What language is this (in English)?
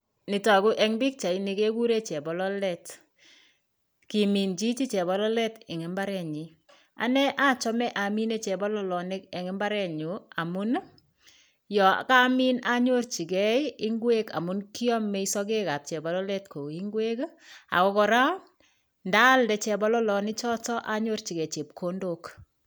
Kalenjin